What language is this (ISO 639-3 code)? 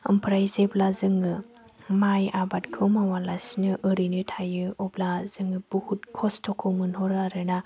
brx